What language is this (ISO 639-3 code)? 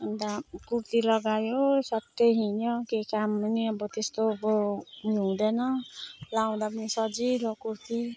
nep